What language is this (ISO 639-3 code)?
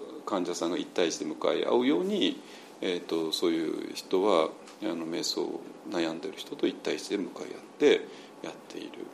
jpn